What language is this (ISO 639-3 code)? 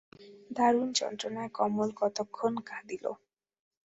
ben